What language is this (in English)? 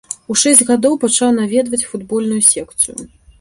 Belarusian